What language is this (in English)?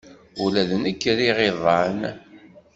Kabyle